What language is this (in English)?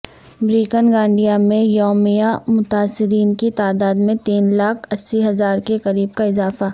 Urdu